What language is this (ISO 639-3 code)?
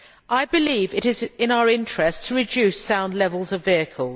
eng